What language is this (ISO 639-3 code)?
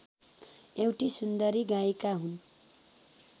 nep